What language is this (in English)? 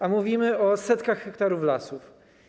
Polish